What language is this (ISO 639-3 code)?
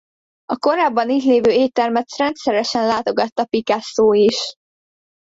hun